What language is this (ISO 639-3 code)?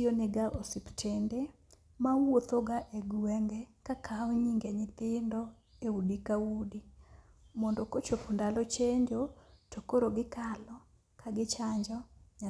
luo